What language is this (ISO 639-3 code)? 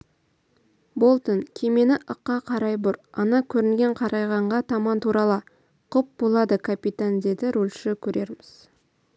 kaz